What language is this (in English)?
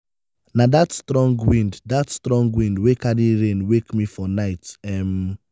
Nigerian Pidgin